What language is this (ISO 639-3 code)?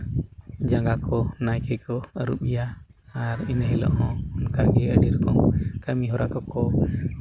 sat